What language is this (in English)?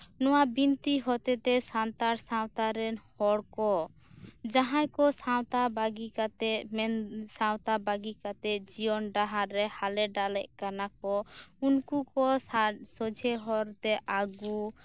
Santali